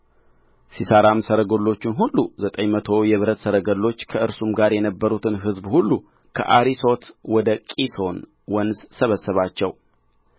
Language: Amharic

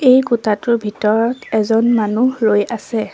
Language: Assamese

